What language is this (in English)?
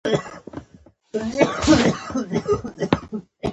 Pashto